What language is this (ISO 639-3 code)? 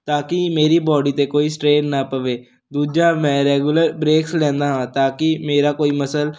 pan